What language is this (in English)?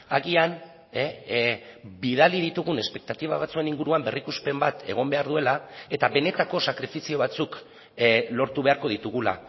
Basque